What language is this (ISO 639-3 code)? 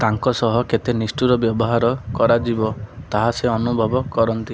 ori